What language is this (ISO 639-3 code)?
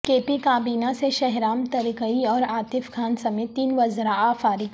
urd